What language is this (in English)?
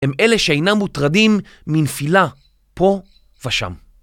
Hebrew